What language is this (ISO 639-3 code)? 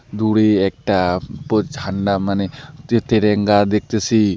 ben